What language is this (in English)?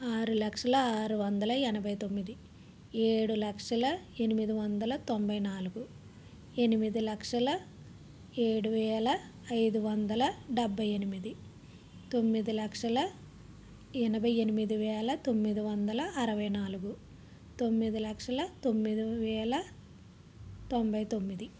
Telugu